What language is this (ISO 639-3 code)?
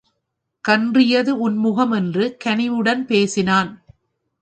tam